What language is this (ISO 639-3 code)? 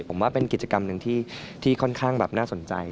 tha